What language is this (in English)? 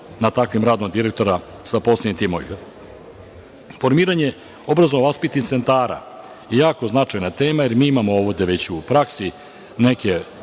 Serbian